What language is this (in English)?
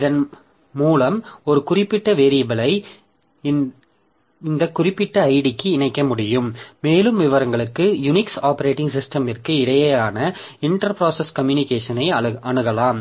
Tamil